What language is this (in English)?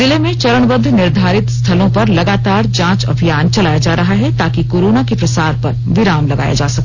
Hindi